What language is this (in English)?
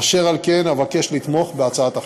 Hebrew